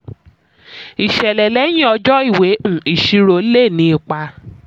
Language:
Yoruba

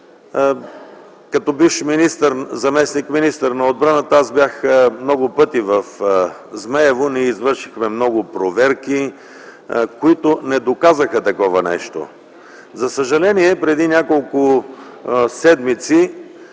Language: Bulgarian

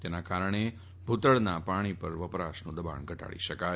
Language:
Gujarati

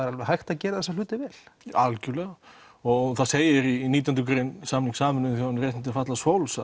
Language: Icelandic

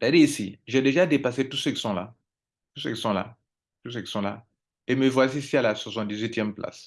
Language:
French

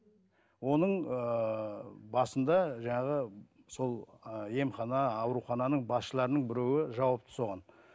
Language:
Kazakh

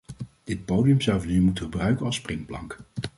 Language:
Dutch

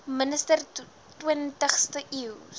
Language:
Afrikaans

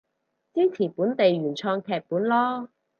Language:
Cantonese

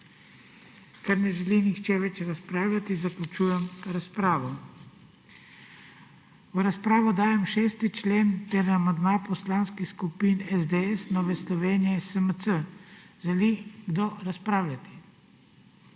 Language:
Slovenian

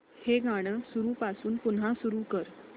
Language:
Marathi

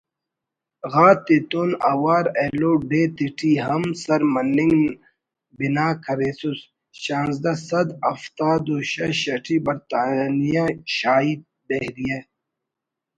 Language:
Brahui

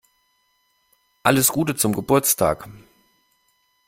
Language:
German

